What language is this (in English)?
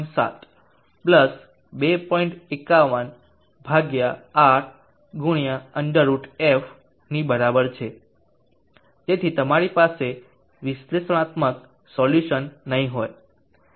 Gujarati